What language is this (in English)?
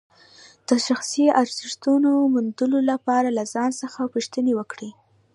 Pashto